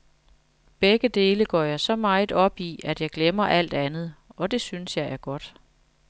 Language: Danish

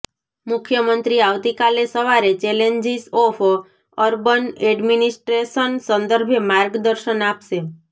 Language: Gujarati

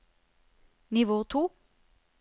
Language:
Norwegian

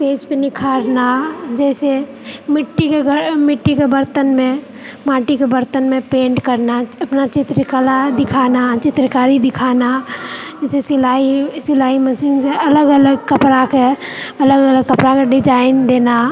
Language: Maithili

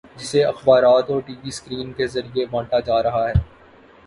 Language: Urdu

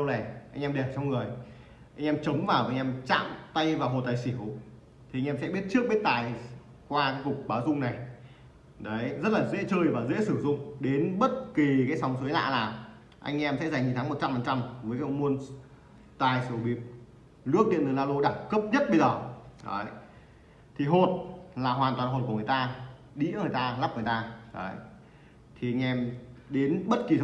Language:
Vietnamese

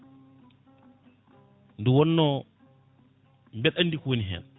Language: Fula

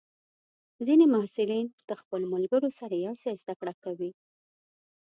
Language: Pashto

